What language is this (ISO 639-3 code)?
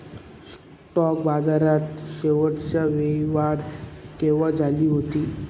mar